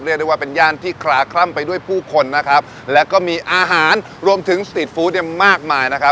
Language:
Thai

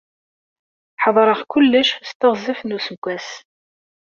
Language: Kabyle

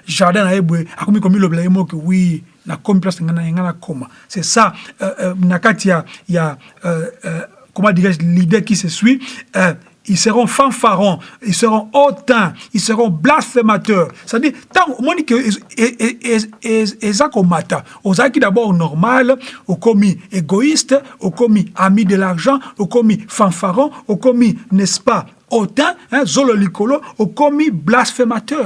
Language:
French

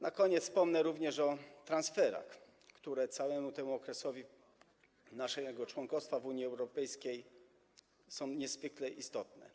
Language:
Polish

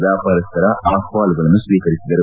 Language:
Kannada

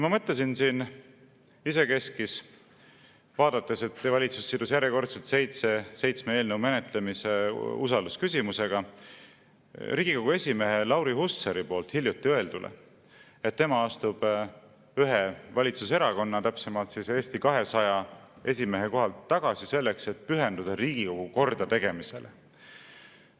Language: Estonian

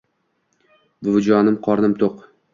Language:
Uzbek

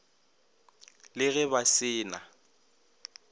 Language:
Northern Sotho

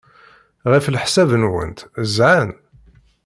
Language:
Kabyle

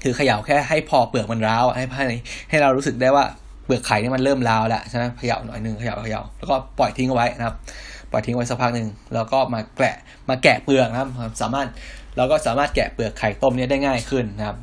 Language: Thai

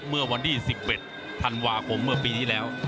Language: Thai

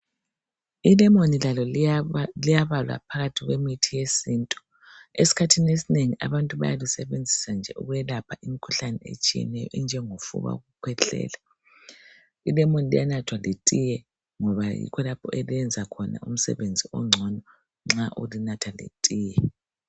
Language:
North Ndebele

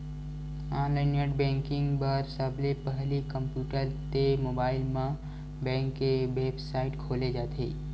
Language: Chhattisgarhi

